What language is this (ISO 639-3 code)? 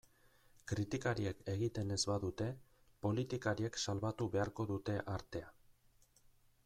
eus